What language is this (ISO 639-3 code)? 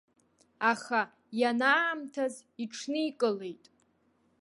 abk